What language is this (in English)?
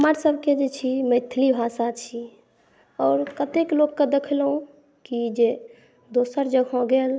Maithili